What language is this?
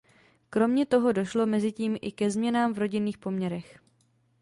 Czech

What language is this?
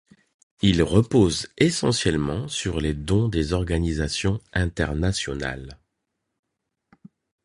French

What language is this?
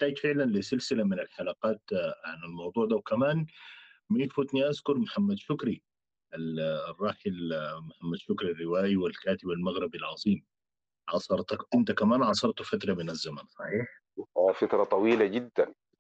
Arabic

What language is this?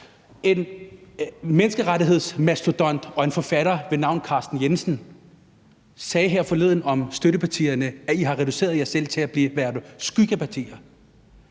Danish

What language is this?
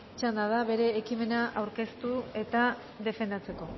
Basque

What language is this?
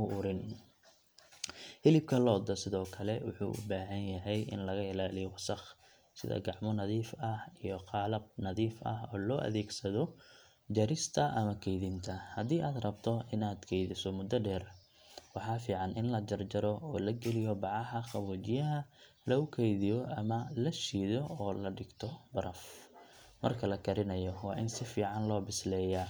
Somali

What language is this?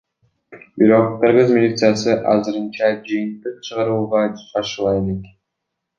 Kyrgyz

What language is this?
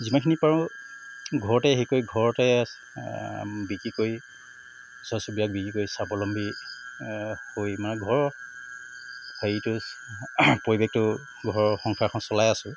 Assamese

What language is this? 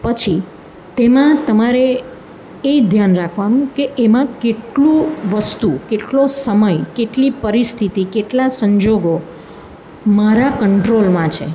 Gujarati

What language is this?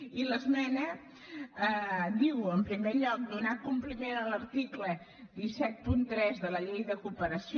Catalan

